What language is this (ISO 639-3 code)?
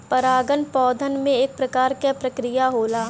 bho